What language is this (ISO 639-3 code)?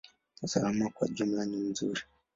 swa